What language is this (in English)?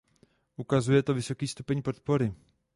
Czech